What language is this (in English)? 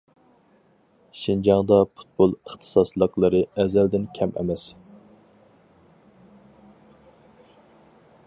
Uyghur